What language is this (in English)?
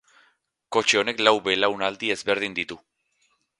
Basque